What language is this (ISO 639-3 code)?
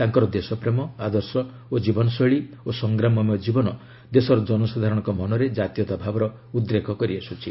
ori